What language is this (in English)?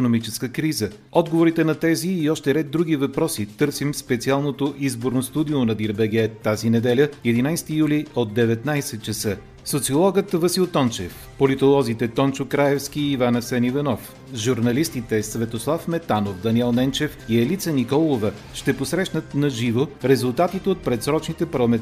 Bulgarian